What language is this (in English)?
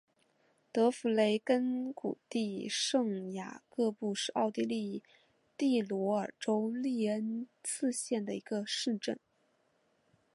Chinese